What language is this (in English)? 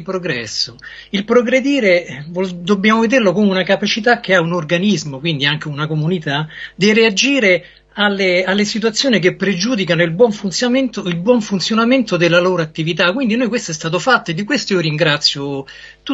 Italian